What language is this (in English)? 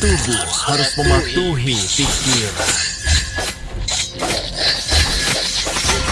Indonesian